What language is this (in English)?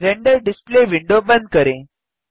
Hindi